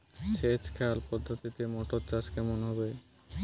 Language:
Bangla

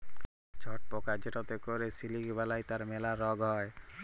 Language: Bangla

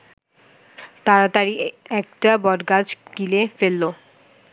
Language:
Bangla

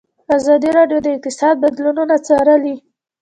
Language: Pashto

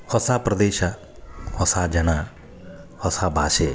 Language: Kannada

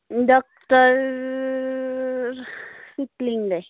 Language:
Nepali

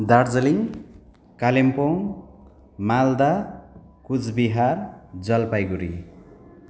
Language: Nepali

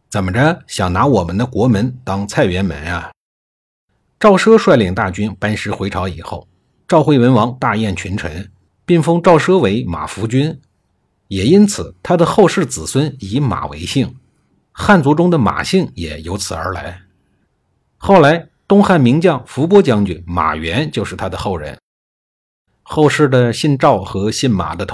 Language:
Chinese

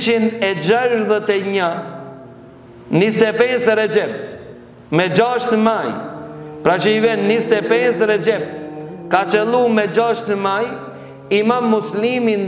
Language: Romanian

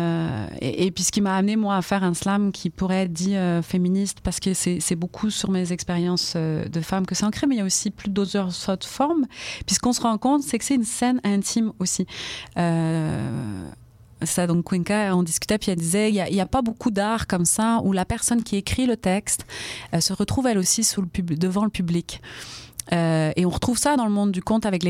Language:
French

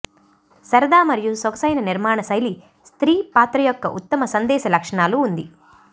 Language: Telugu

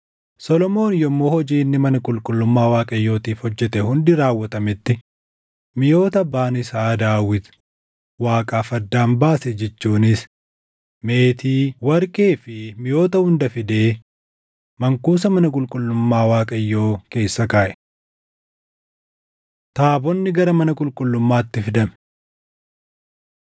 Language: Oromo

